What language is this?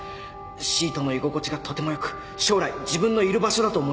Japanese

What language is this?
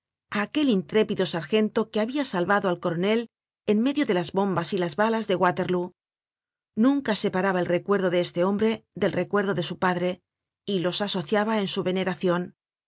Spanish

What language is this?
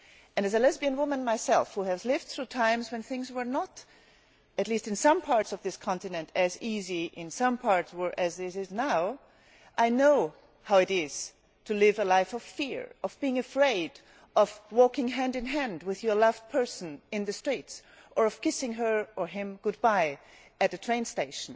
English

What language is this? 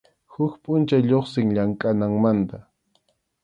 Arequipa-La Unión Quechua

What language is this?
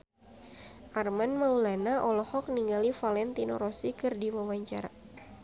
Sundanese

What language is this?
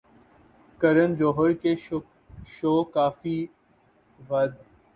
Urdu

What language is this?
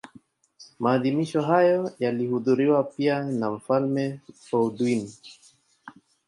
Swahili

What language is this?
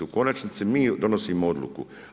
Croatian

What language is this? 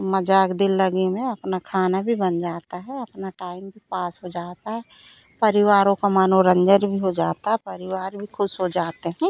Hindi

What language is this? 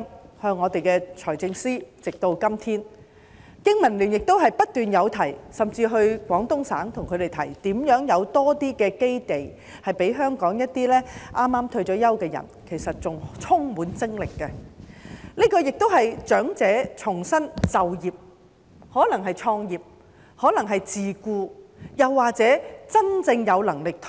Cantonese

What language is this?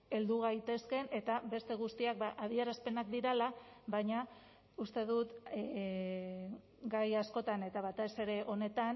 Basque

